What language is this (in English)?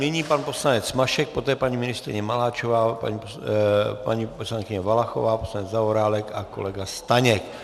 Czech